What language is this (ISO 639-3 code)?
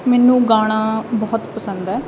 pan